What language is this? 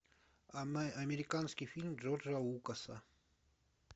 Russian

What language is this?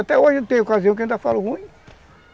Portuguese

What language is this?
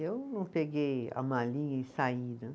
Portuguese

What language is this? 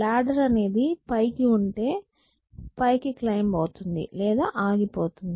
Telugu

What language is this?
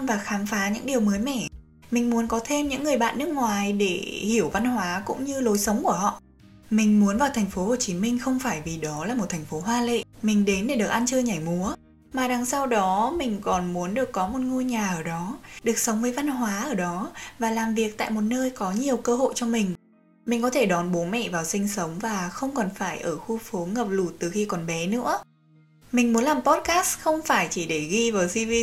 Vietnamese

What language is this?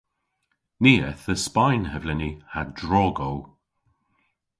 Cornish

